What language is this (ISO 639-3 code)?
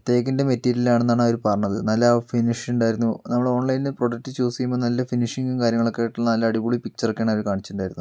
mal